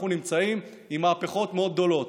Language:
Hebrew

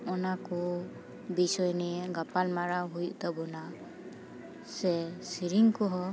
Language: Santali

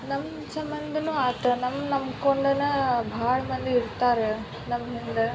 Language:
Kannada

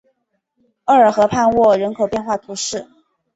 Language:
Chinese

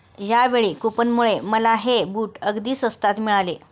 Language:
Marathi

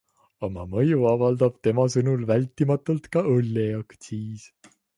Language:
Estonian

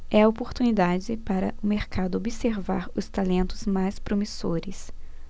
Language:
Portuguese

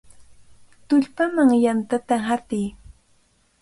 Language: Cajatambo North Lima Quechua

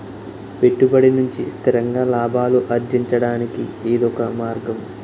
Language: Telugu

